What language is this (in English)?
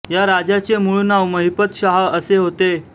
Marathi